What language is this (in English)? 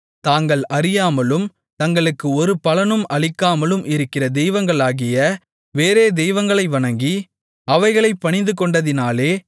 Tamil